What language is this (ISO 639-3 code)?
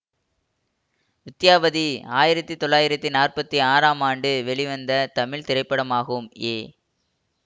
tam